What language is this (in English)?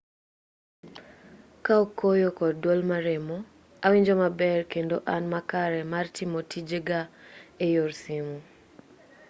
Luo (Kenya and Tanzania)